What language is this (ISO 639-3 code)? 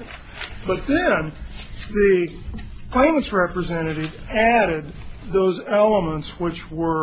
eng